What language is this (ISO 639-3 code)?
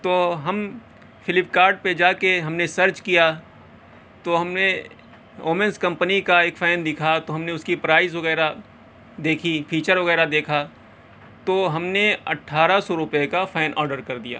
urd